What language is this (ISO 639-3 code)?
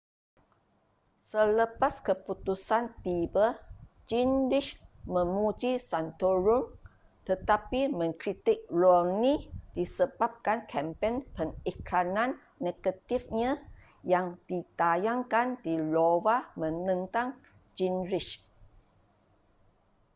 msa